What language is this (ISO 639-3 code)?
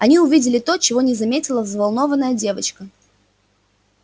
rus